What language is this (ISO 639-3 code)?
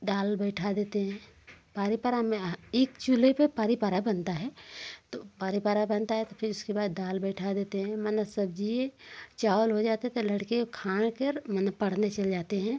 hin